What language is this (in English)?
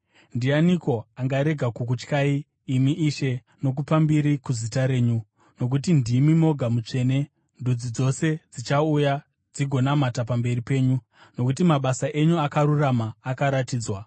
Shona